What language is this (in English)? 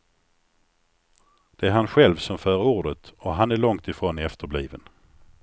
Swedish